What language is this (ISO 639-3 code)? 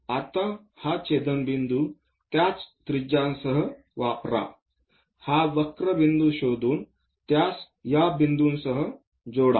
mar